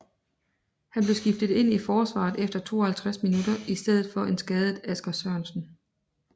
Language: Danish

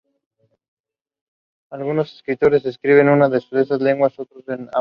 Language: Spanish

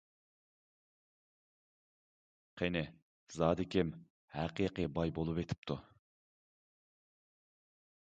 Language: Uyghur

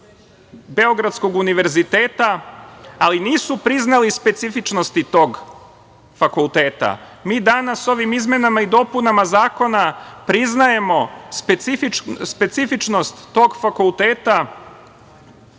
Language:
Serbian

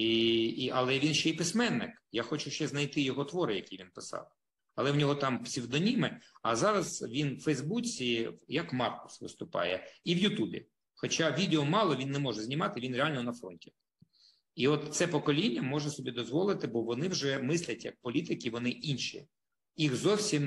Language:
Ukrainian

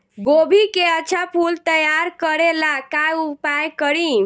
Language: Bhojpuri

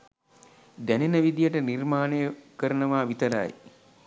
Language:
Sinhala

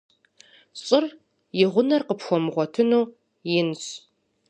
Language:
Kabardian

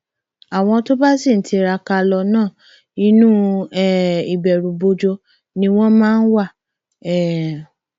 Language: Yoruba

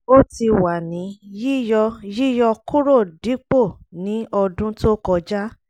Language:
Yoruba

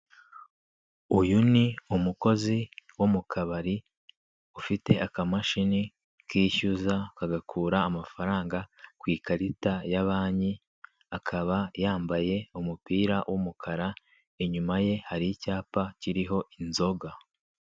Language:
Kinyarwanda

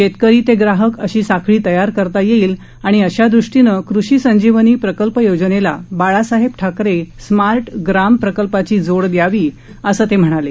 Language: Marathi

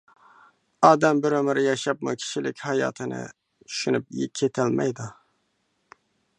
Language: Uyghur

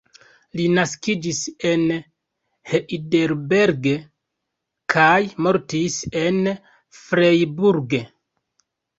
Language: Esperanto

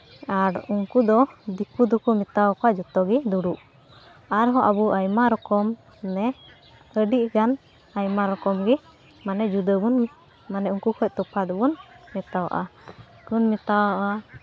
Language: Santali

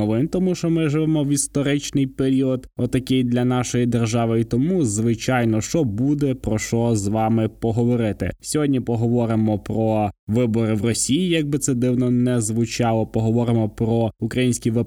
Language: Ukrainian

